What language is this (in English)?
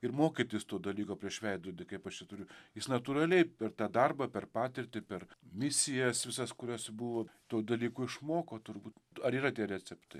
Lithuanian